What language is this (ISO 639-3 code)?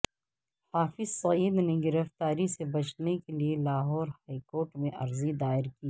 urd